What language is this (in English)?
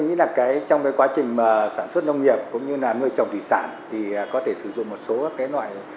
Vietnamese